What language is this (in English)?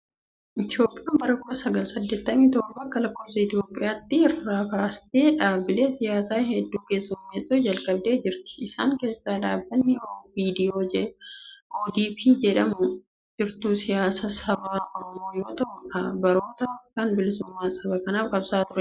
Oromo